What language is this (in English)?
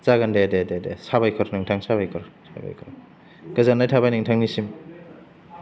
Bodo